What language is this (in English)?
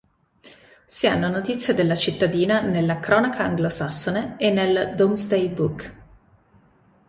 Italian